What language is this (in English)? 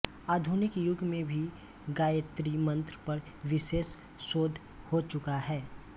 Hindi